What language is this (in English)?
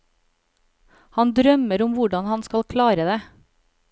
Norwegian